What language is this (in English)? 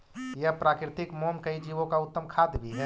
Magahi